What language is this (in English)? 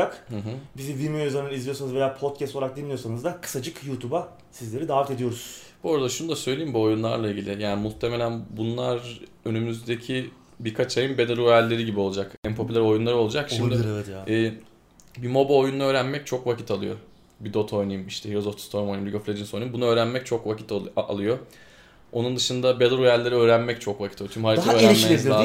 Turkish